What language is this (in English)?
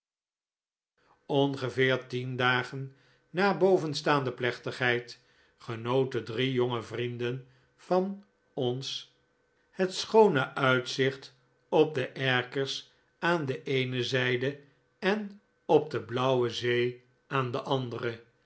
Dutch